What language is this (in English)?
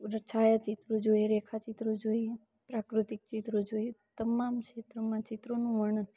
Gujarati